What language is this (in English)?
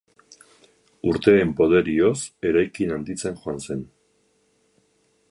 Basque